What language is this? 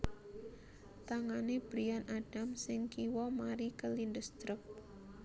Javanese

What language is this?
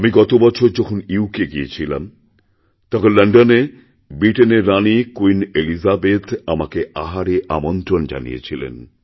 Bangla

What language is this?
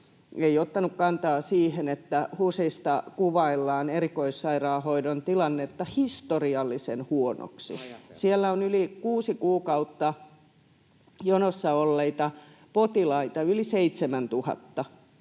Finnish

